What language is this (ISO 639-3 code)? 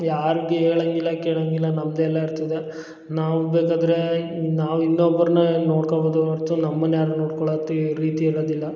kan